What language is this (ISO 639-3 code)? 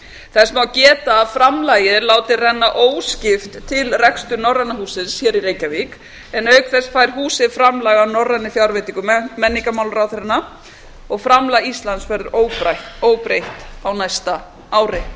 isl